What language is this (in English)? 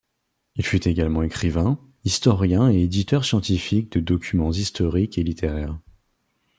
French